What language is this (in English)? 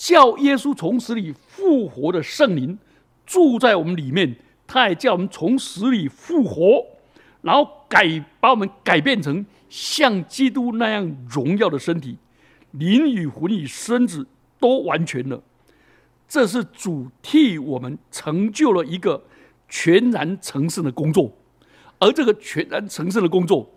Chinese